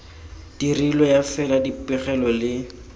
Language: Tswana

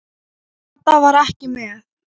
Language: Icelandic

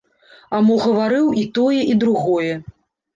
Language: Belarusian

